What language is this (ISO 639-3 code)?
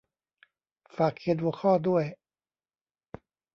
tha